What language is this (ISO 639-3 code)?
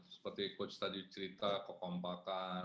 ind